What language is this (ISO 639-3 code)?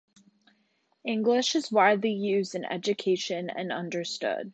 eng